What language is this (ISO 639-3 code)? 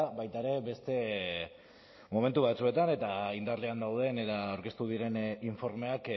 eus